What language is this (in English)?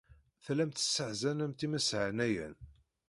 Kabyle